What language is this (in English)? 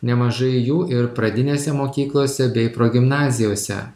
Lithuanian